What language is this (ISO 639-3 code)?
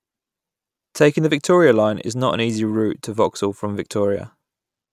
eng